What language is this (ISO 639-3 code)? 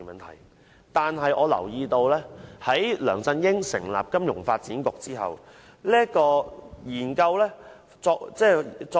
yue